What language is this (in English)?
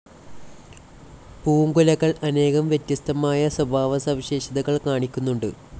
Malayalam